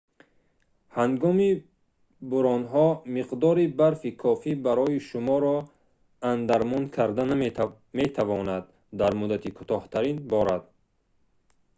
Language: Tajik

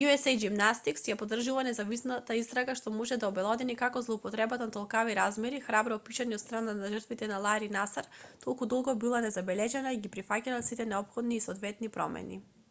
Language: Macedonian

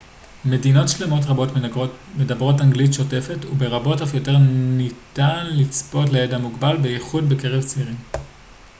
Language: Hebrew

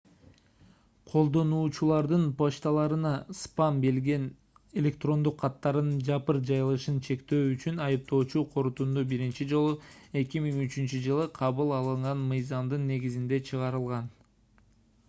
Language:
Kyrgyz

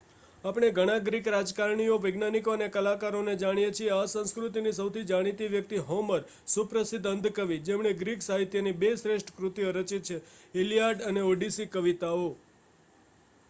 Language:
Gujarati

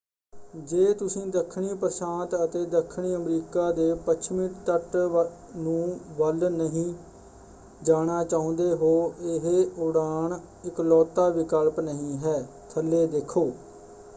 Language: Punjabi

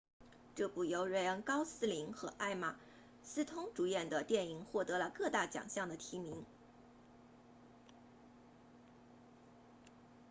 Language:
Chinese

